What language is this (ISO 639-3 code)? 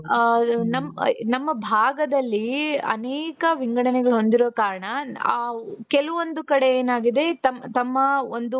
kan